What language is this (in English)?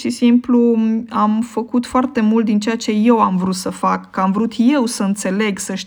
Romanian